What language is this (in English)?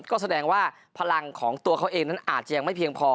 Thai